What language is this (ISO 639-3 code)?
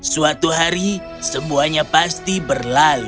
ind